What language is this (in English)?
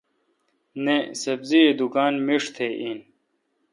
Kalkoti